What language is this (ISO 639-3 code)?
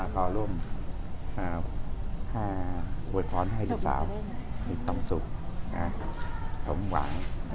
tha